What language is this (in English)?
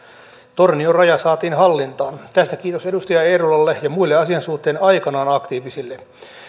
Finnish